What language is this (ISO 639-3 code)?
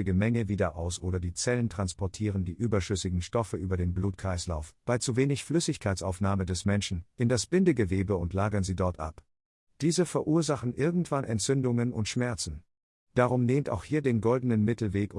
deu